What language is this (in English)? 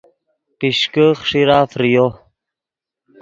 Yidgha